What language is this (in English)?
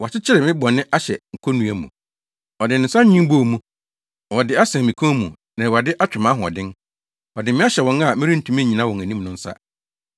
Akan